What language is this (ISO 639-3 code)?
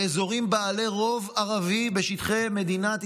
heb